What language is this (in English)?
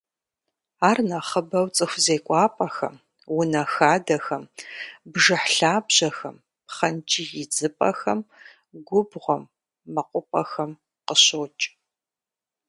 Kabardian